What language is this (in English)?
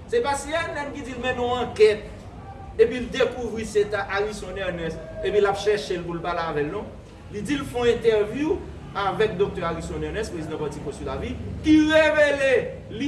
French